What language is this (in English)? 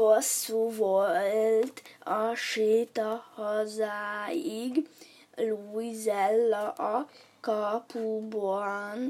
Hungarian